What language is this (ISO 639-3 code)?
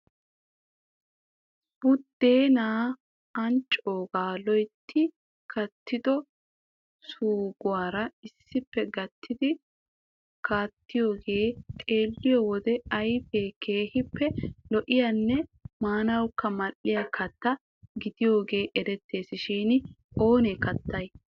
wal